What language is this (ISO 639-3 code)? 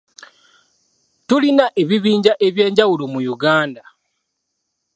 lug